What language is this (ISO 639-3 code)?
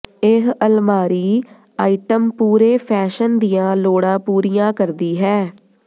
pan